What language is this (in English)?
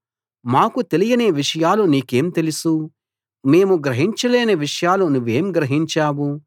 Telugu